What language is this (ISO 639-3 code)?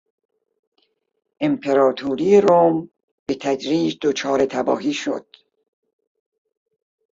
fas